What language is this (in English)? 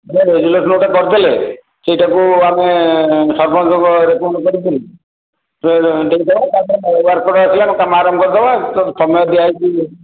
Odia